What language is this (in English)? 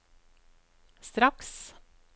Norwegian